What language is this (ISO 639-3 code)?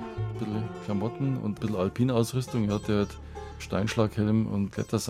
deu